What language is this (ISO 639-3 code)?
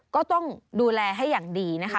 tha